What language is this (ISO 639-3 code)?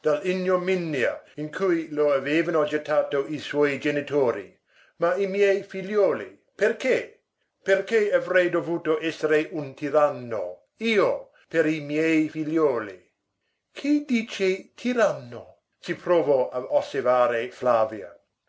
ita